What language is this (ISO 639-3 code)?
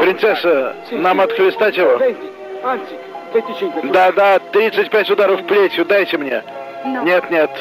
rus